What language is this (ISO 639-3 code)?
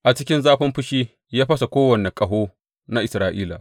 hau